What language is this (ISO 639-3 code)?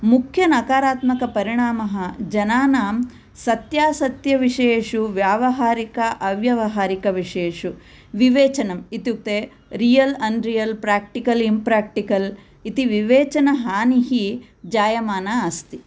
san